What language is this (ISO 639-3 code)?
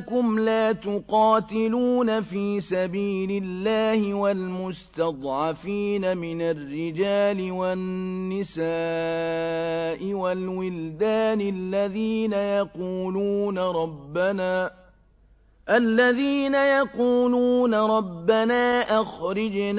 ara